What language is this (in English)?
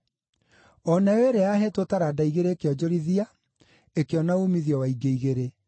Kikuyu